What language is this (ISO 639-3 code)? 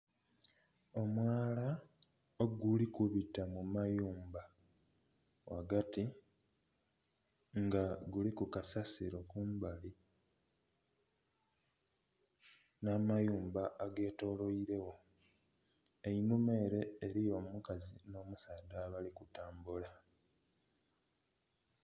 xog